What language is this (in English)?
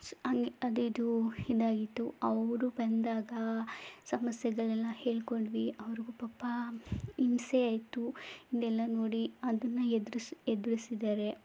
Kannada